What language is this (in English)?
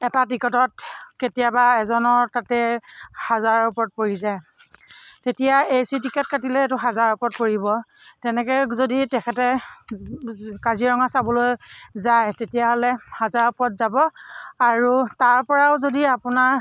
Assamese